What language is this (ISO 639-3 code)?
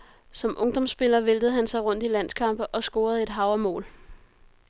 dan